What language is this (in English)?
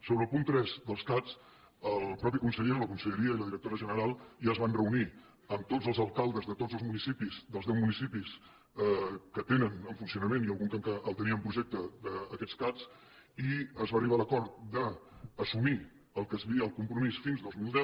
Catalan